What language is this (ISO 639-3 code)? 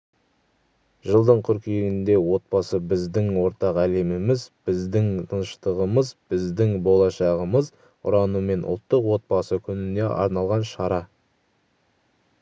kaz